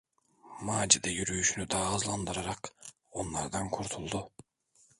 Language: Turkish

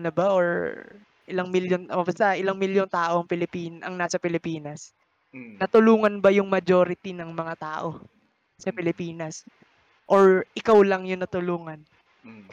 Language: Filipino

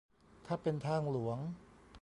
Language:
Thai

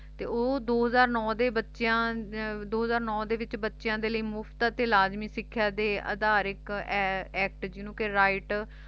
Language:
Punjabi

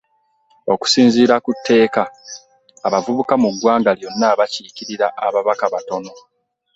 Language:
Ganda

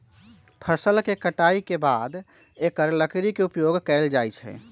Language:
Magahi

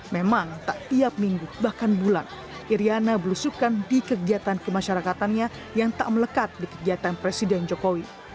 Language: Indonesian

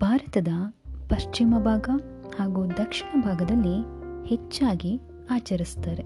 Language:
Kannada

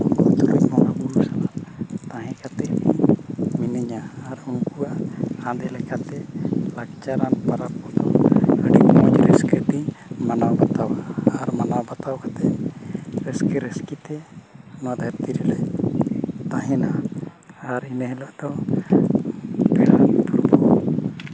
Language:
Santali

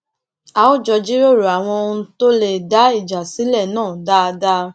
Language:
Yoruba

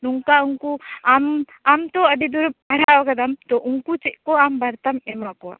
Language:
Santali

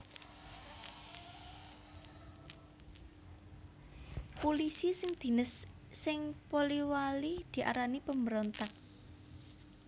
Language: Javanese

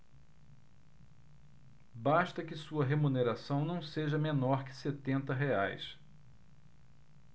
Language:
Portuguese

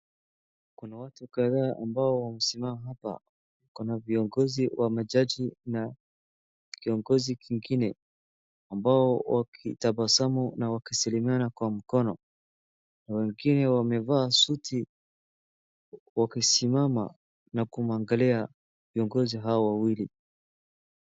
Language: Swahili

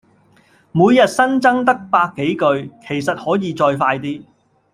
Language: Cantonese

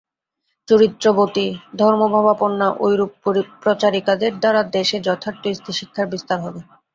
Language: Bangla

